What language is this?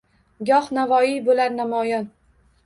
Uzbek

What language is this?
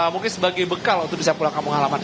Indonesian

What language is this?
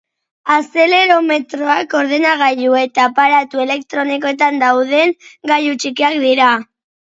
Basque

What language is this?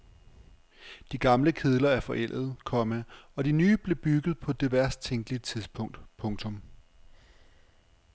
Danish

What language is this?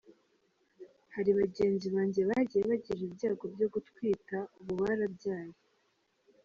Kinyarwanda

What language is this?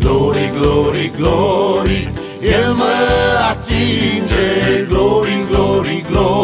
Romanian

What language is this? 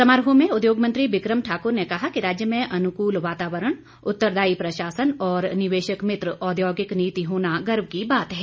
Hindi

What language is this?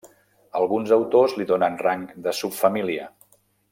Catalan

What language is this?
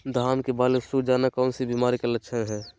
Magahi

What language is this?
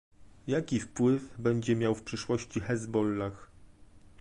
Polish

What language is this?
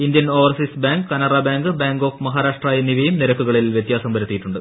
Malayalam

